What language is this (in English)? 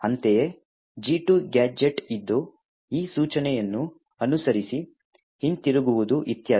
Kannada